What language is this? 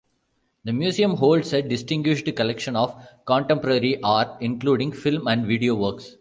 English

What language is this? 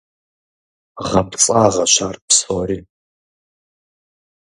Kabardian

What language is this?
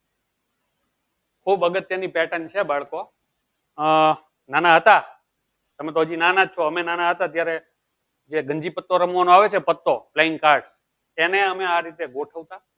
Gujarati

